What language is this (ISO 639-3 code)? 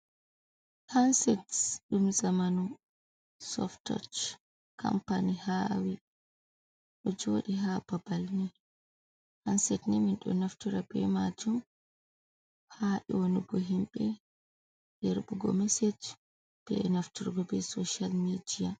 ful